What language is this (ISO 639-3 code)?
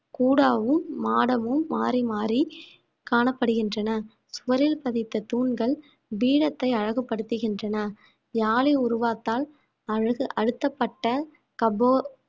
tam